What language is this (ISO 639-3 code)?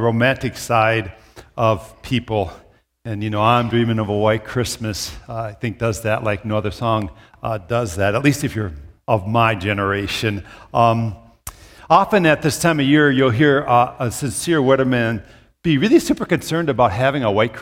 eng